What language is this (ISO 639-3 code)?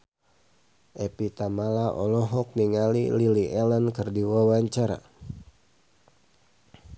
sun